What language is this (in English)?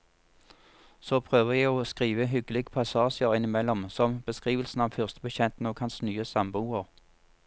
Norwegian